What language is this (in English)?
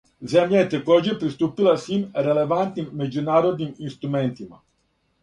Serbian